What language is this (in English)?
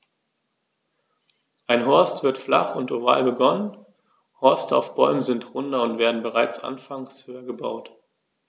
German